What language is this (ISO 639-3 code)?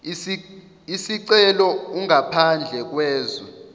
zul